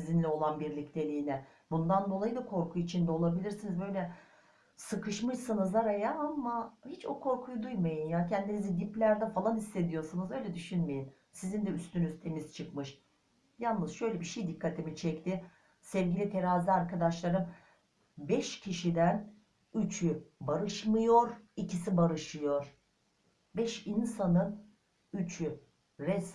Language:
Turkish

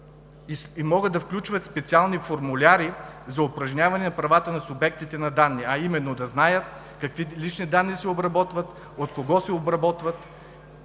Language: Bulgarian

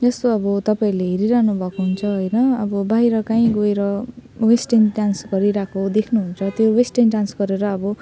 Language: Nepali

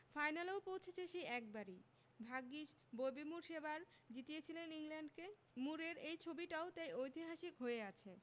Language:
Bangla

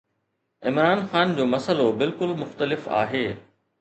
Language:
Sindhi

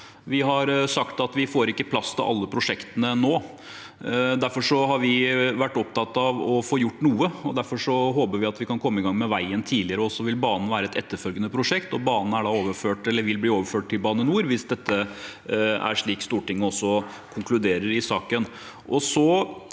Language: Norwegian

